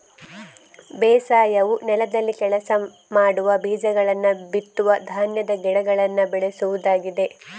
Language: Kannada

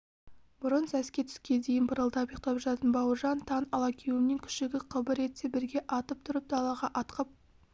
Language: Kazakh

